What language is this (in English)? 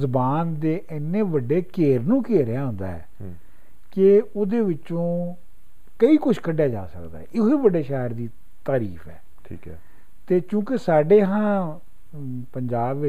Punjabi